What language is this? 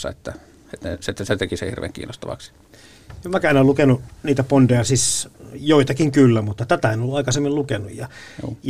Finnish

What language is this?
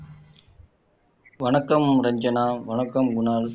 Tamil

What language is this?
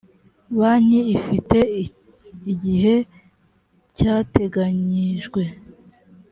Kinyarwanda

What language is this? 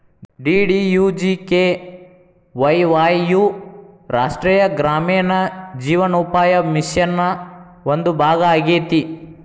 Kannada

